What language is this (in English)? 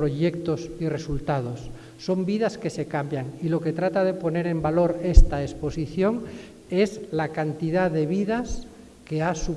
Spanish